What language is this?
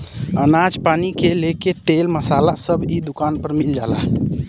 Bhojpuri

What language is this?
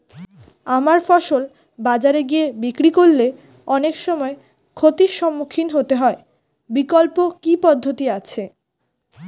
Bangla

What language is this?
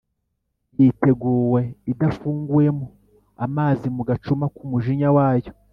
Kinyarwanda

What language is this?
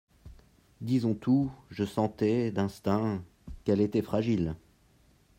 French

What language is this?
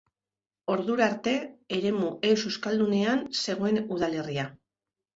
Basque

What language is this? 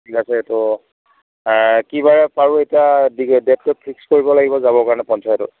Assamese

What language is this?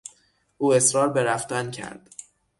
Persian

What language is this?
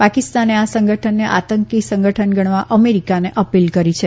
Gujarati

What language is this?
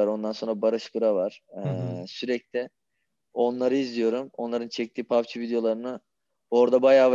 Turkish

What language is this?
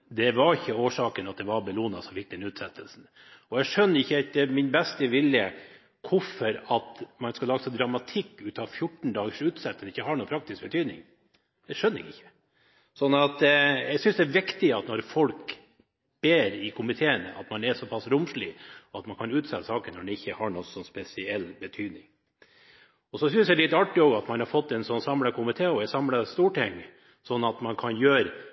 Norwegian Bokmål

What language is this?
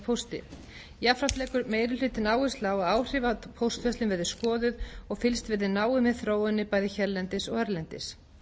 Icelandic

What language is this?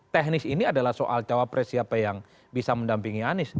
Indonesian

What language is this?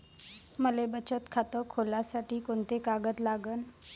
Marathi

